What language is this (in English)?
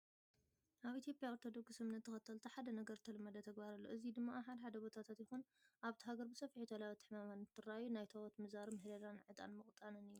Tigrinya